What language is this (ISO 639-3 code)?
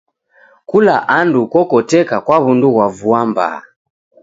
dav